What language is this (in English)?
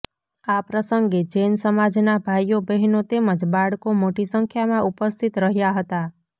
Gujarati